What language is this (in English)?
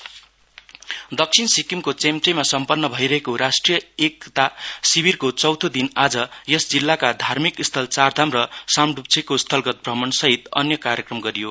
Nepali